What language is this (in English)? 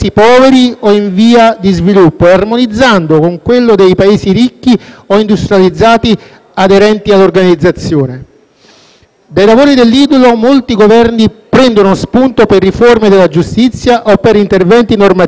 Italian